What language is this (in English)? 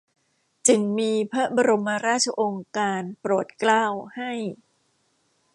Thai